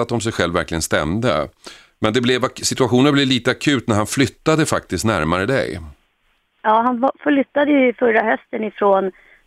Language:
Swedish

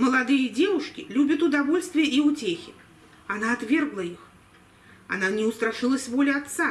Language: Russian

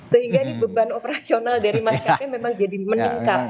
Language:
Indonesian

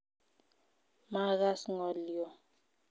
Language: Kalenjin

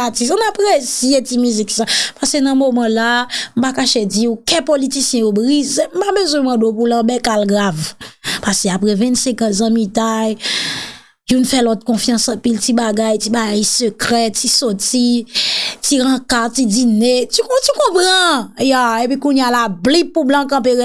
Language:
French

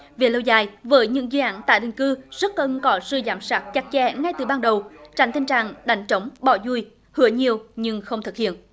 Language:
Vietnamese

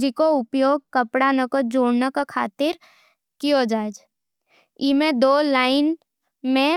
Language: Nimadi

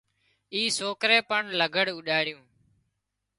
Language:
Wadiyara Koli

